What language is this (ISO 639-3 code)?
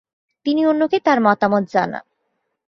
ben